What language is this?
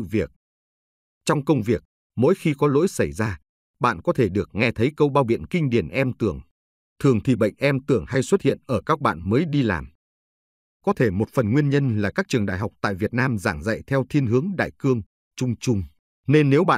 Vietnamese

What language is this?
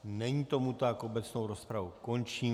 Czech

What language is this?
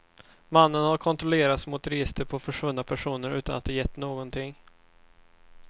Swedish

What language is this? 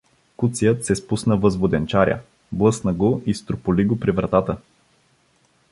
Bulgarian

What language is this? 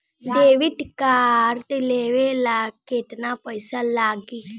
Bhojpuri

